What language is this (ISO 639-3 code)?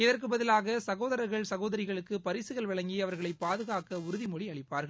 tam